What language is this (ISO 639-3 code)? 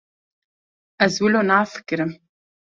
kur